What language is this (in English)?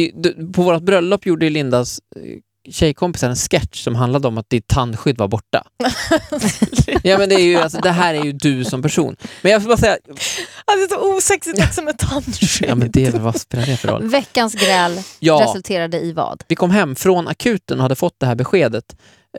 Swedish